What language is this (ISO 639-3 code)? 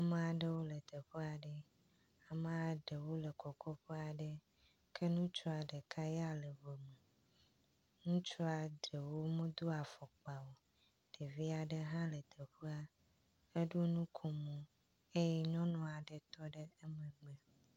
ewe